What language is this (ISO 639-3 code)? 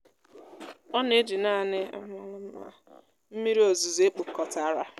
ibo